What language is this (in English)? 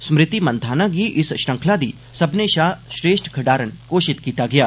Dogri